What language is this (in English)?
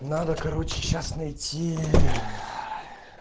Russian